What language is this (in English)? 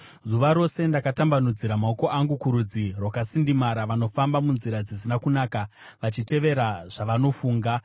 Shona